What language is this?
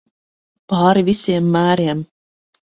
Latvian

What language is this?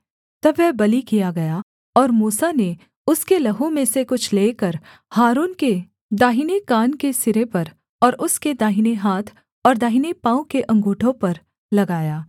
Hindi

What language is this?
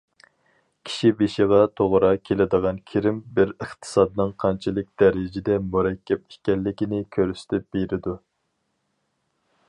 Uyghur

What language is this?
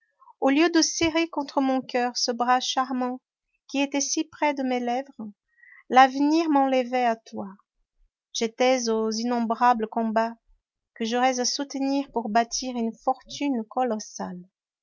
French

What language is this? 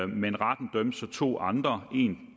Danish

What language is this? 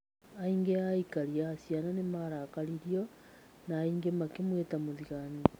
Kikuyu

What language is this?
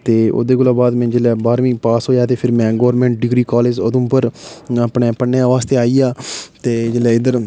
Dogri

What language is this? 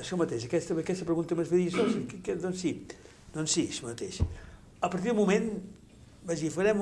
Catalan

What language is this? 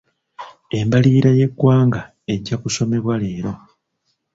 Ganda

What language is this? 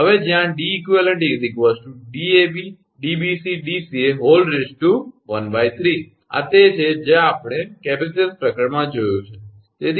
Gujarati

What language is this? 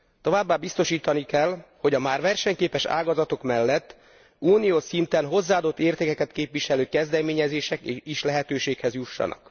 Hungarian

